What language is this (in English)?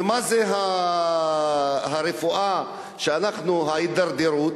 Hebrew